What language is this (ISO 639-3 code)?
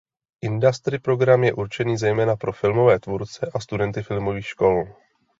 ces